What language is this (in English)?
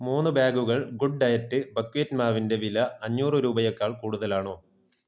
Malayalam